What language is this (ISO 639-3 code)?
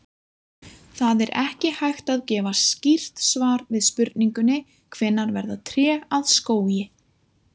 isl